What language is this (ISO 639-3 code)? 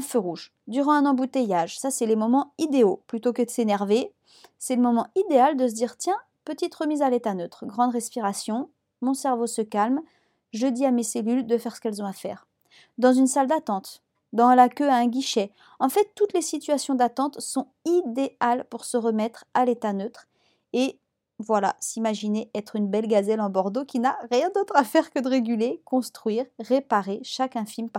fra